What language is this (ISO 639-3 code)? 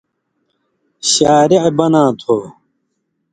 mvy